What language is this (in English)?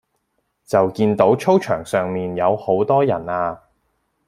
Cantonese